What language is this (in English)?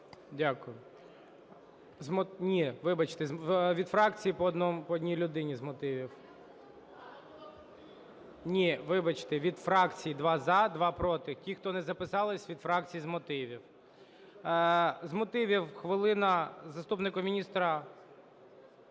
Ukrainian